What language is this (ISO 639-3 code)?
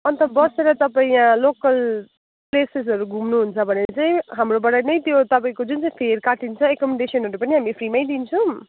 nep